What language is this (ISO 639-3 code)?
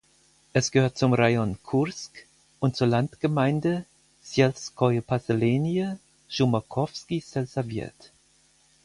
deu